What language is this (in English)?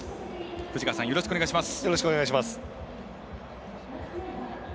Japanese